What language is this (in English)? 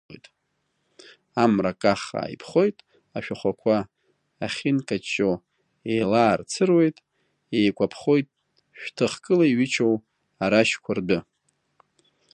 Abkhazian